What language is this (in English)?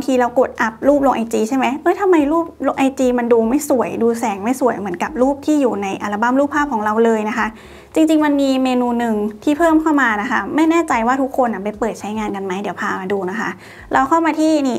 Thai